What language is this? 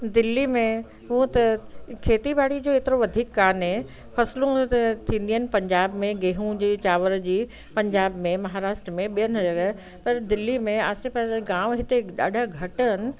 Sindhi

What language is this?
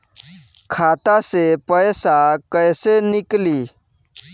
Bhojpuri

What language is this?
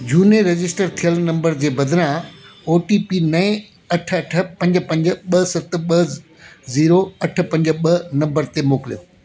Sindhi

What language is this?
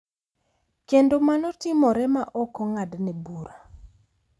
Luo (Kenya and Tanzania)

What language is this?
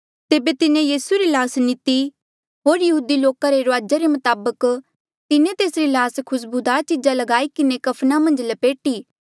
Mandeali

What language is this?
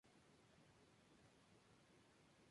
Spanish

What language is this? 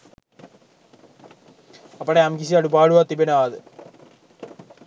Sinhala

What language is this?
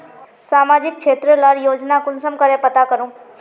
Magahi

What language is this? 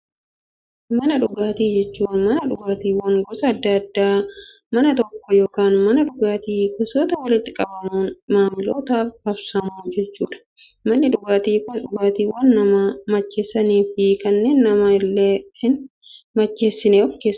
Oromo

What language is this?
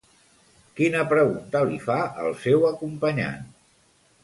Catalan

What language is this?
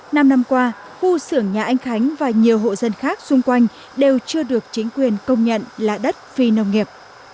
Vietnamese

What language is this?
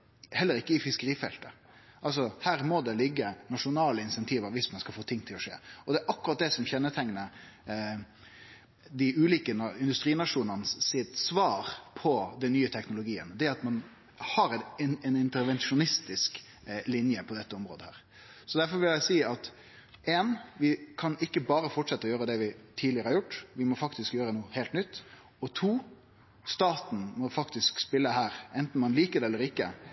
Norwegian Nynorsk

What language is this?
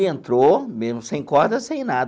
Portuguese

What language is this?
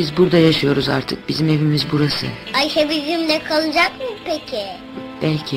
Turkish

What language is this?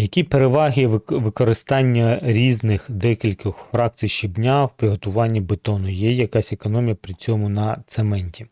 Ukrainian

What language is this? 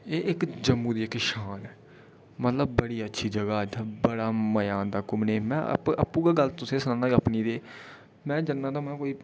Dogri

